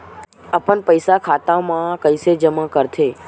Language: Chhattisgarhi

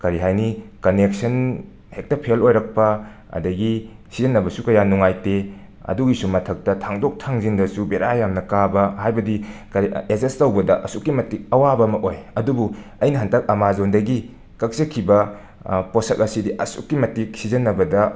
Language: Manipuri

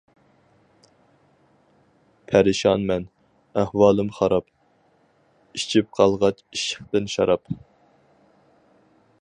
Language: Uyghur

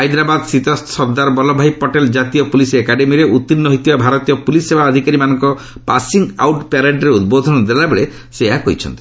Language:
Odia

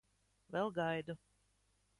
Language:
Latvian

